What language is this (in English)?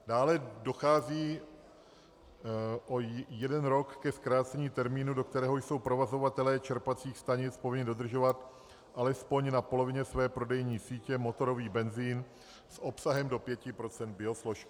Czech